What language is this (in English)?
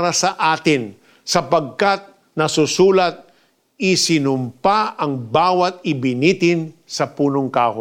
Filipino